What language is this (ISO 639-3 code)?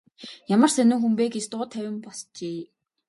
mon